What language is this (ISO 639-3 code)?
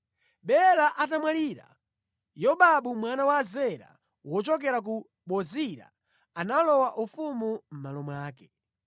nya